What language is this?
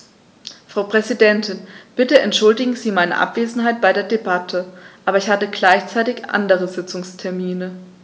German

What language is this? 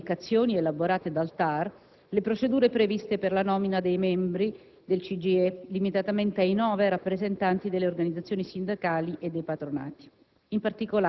Italian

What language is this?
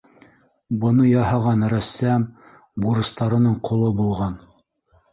Bashkir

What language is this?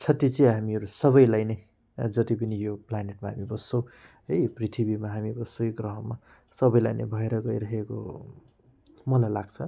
Nepali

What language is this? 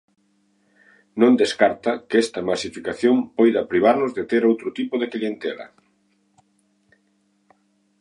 Galician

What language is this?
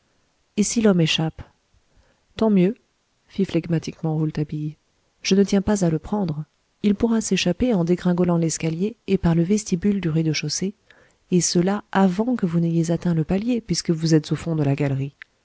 French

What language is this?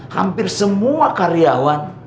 Indonesian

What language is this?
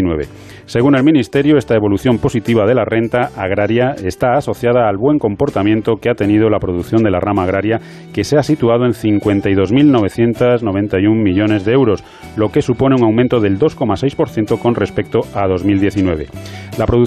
Spanish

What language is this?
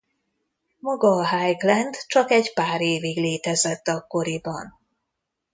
Hungarian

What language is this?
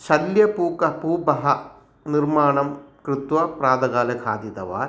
Sanskrit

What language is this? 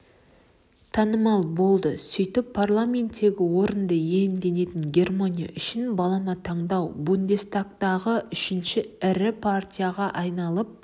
Kazakh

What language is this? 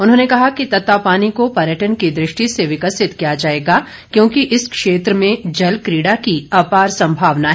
Hindi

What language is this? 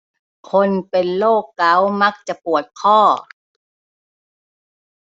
Thai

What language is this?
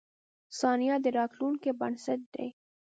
Pashto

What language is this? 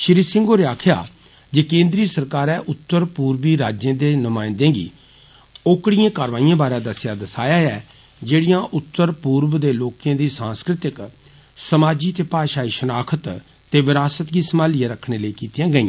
Dogri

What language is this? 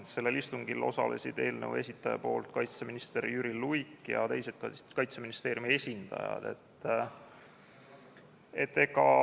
Estonian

